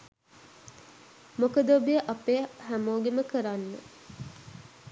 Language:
Sinhala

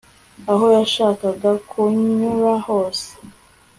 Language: Kinyarwanda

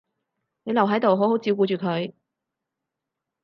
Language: Cantonese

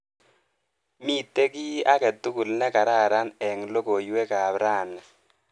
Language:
Kalenjin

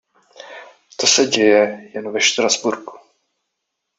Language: Czech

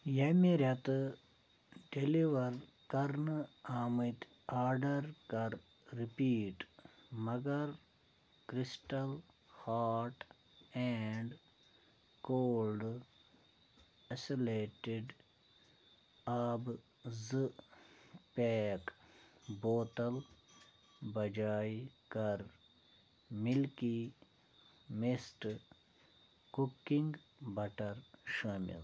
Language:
Kashmiri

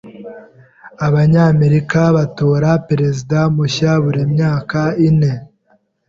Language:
Kinyarwanda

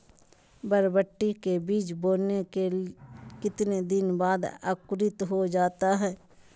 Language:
Magahi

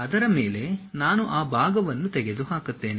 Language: Kannada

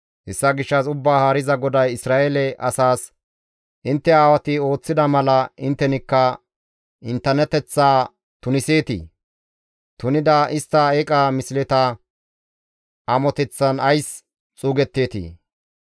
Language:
Gamo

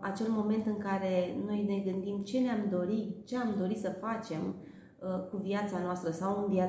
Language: Romanian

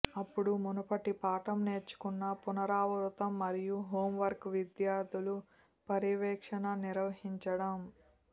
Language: Telugu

